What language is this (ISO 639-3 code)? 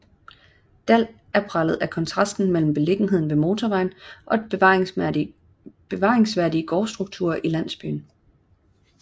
dan